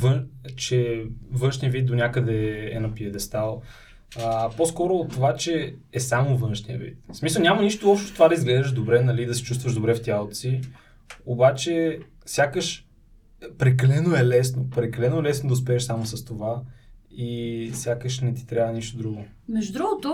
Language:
Bulgarian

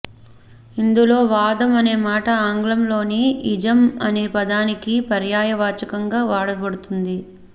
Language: Telugu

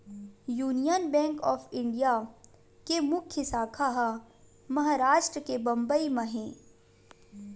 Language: Chhattisgarhi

